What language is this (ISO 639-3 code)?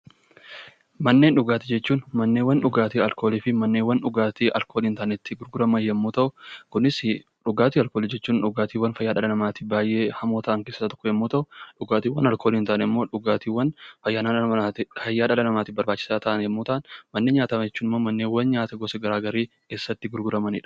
orm